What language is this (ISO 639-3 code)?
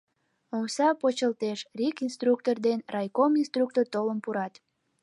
chm